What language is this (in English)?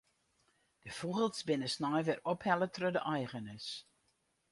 Western Frisian